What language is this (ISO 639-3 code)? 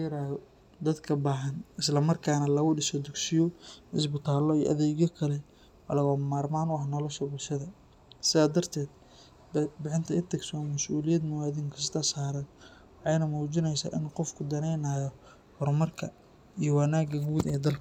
som